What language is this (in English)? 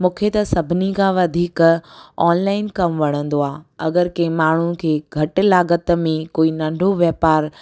Sindhi